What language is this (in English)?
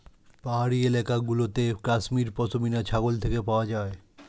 Bangla